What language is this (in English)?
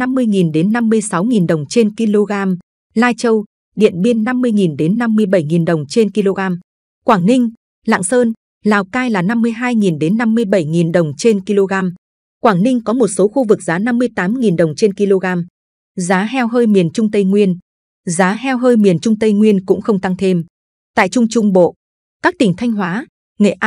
Vietnamese